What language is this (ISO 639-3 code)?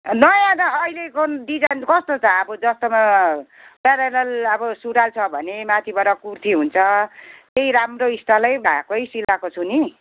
nep